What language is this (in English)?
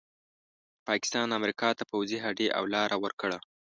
Pashto